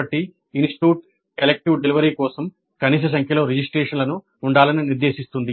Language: Telugu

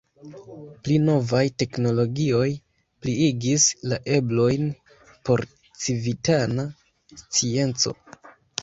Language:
Esperanto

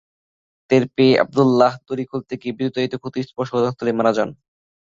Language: Bangla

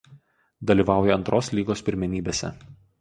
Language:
Lithuanian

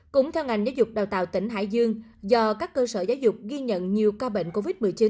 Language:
Vietnamese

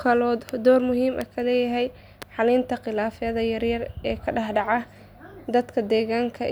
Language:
Somali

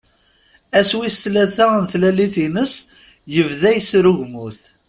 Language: Kabyle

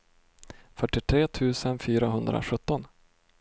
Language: Swedish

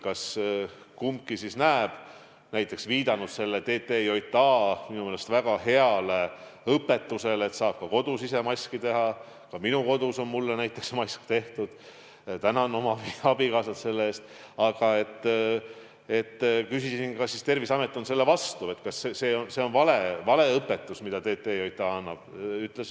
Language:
Estonian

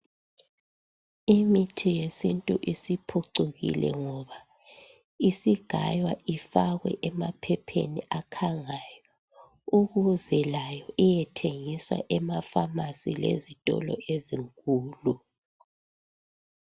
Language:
North Ndebele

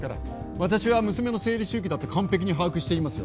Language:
Japanese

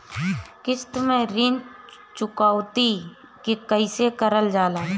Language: Bhojpuri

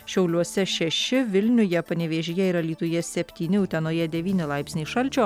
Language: Lithuanian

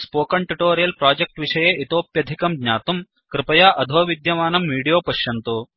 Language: Sanskrit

